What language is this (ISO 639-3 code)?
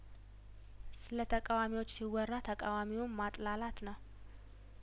amh